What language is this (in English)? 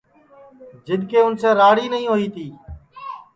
Sansi